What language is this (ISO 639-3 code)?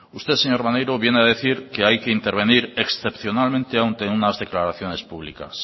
spa